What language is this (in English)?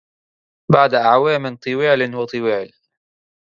Arabic